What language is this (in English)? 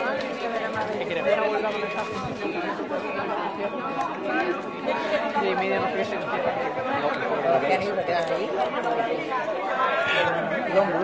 Spanish